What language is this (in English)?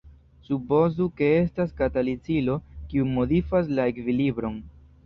Esperanto